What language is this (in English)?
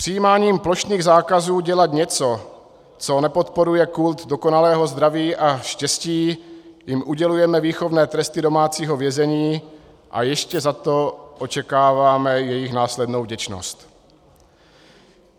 Czech